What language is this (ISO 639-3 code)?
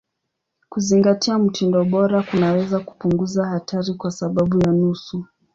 swa